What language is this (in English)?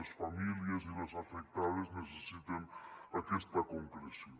Catalan